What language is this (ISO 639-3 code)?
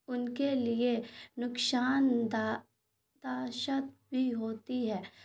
urd